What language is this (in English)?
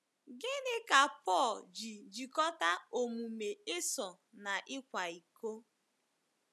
Igbo